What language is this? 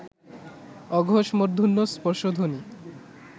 Bangla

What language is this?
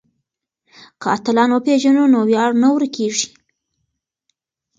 Pashto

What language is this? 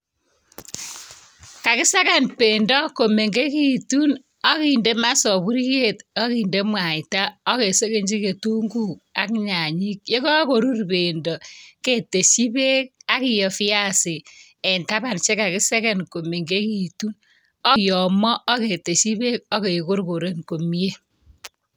Kalenjin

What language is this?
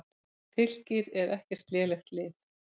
Icelandic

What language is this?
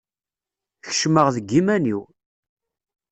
Kabyle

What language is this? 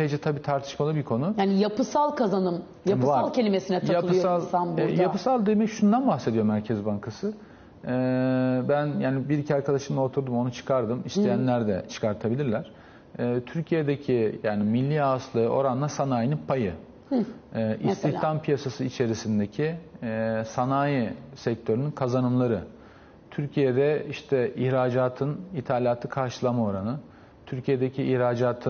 Turkish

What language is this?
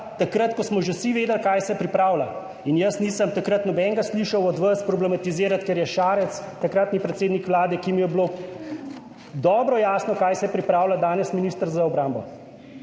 Slovenian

